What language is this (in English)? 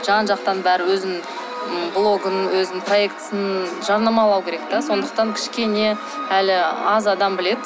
Kazakh